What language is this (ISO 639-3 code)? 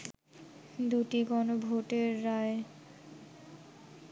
ben